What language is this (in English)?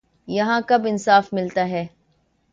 Urdu